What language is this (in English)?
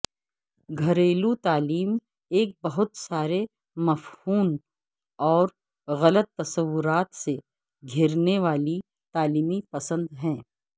Urdu